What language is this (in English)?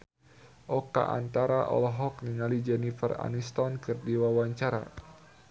Sundanese